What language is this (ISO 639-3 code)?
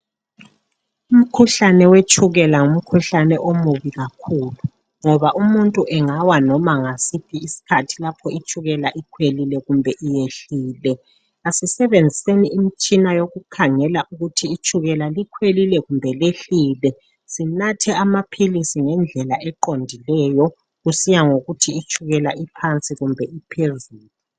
nde